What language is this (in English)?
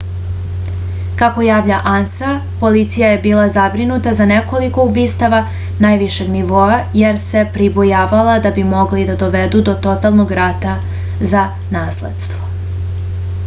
Serbian